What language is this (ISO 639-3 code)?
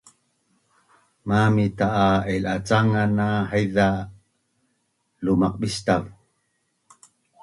bnn